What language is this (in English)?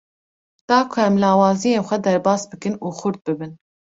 Kurdish